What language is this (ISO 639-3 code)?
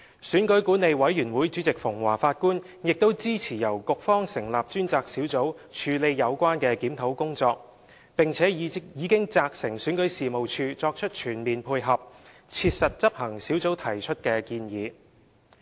yue